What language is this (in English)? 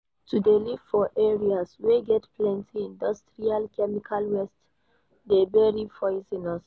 Nigerian Pidgin